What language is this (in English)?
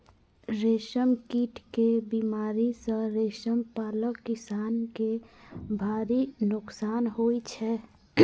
Maithili